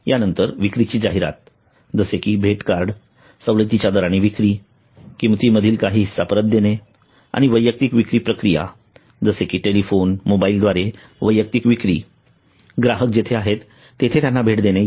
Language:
Marathi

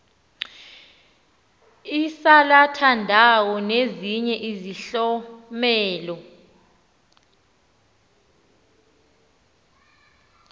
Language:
Xhosa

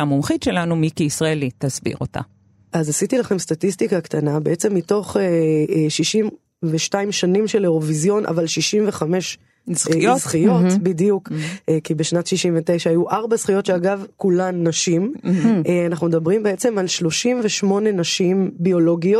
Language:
Hebrew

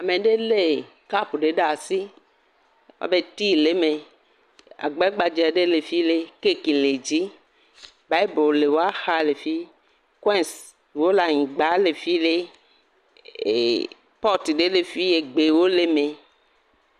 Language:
Ewe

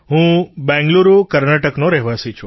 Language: Gujarati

